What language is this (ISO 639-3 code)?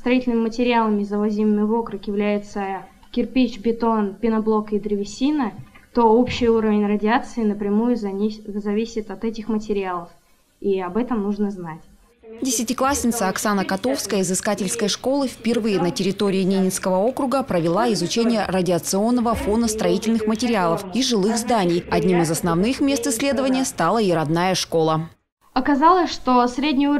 rus